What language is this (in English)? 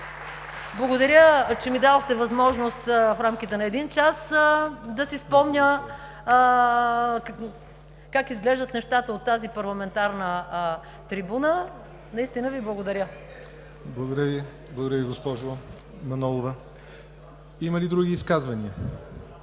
Bulgarian